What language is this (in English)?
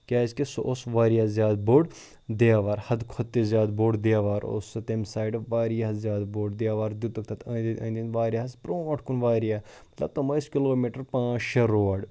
Kashmiri